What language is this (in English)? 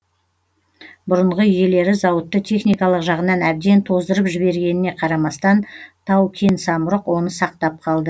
Kazakh